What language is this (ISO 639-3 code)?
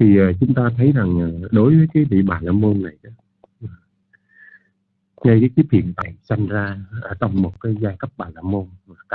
vie